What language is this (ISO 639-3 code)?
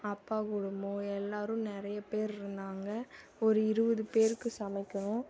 tam